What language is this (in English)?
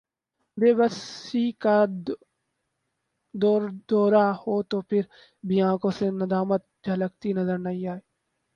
Urdu